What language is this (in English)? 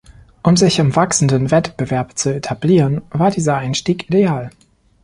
German